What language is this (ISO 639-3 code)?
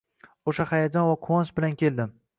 uzb